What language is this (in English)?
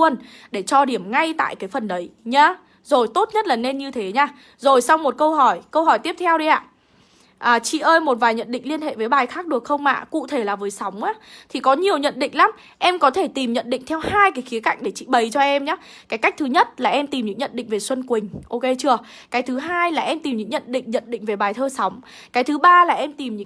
Vietnamese